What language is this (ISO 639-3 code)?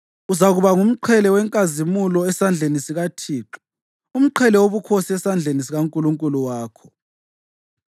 nde